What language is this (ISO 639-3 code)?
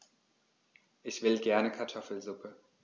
deu